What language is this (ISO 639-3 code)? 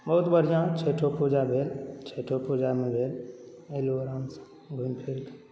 mai